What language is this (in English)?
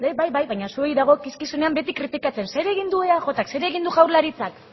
Basque